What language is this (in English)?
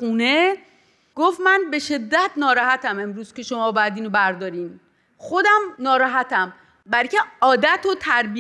Persian